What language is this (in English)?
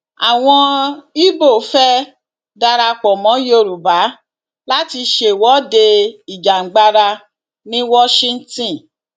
Yoruba